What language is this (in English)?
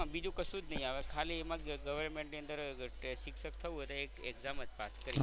Gujarati